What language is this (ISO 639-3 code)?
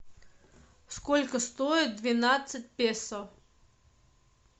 rus